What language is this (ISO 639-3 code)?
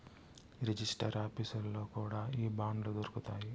tel